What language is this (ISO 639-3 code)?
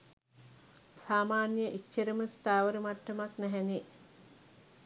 sin